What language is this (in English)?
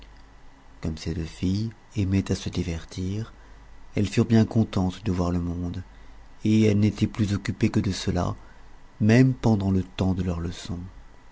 French